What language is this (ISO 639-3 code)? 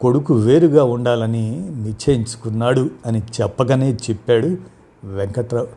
tel